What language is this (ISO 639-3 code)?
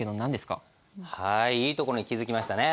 jpn